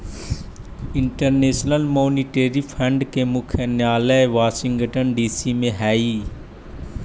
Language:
Magahi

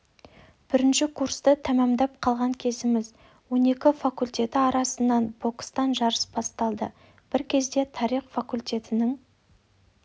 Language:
Kazakh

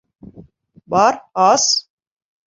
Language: Bashkir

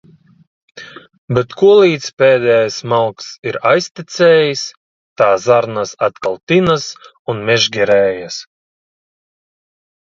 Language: Latvian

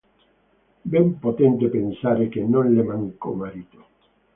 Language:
Italian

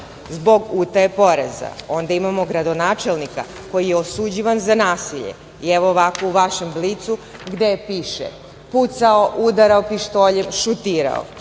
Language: Serbian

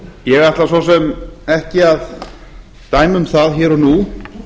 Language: Icelandic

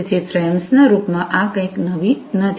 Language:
Gujarati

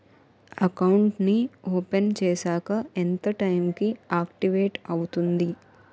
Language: Telugu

